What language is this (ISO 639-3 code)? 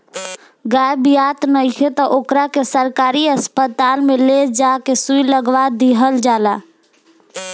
bho